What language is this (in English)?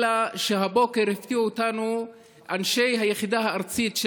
Hebrew